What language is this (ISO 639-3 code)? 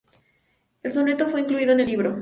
spa